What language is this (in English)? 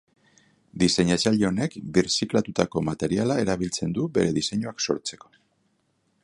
Basque